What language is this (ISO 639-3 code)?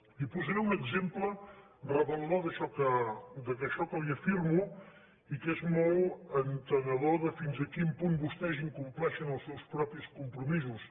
cat